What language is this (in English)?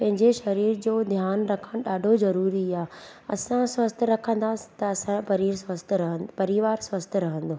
Sindhi